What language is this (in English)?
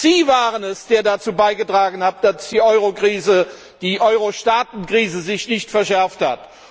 German